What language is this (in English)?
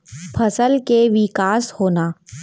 Chhattisgarhi